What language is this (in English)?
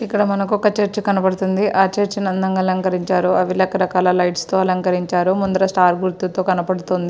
Telugu